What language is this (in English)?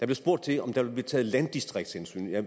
Danish